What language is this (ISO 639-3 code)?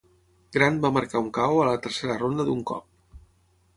cat